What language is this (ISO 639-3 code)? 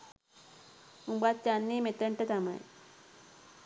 sin